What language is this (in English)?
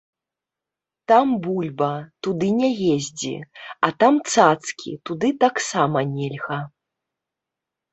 Belarusian